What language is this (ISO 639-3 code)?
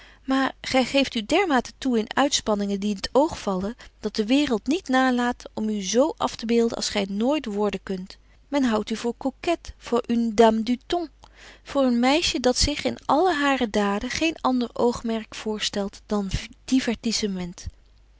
nld